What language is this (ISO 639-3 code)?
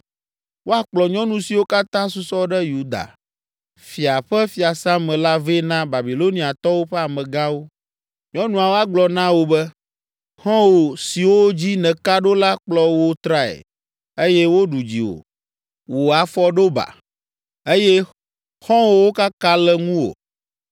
ewe